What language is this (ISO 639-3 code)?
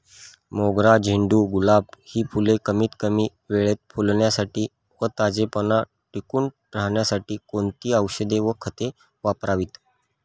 mar